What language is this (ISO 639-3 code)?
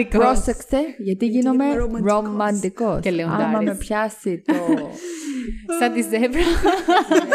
ell